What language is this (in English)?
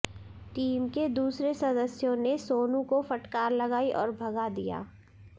Hindi